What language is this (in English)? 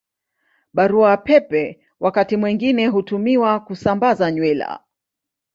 Swahili